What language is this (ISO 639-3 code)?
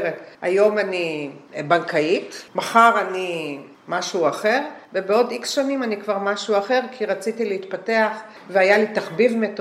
heb